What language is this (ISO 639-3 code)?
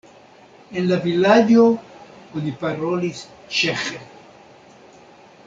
epo